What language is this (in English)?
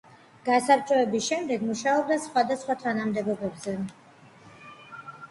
Georgian